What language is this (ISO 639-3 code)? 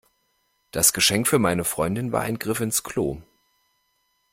deu